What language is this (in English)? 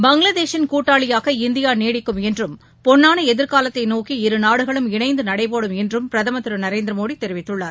Tamil